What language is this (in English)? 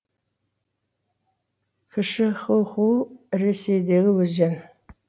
Kazakh